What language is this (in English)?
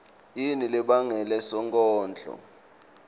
Swati